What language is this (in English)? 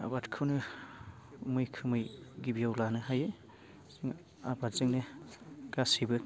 Bodo